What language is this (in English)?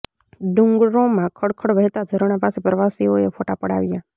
Gujarati